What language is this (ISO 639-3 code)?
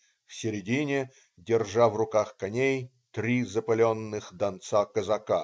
rus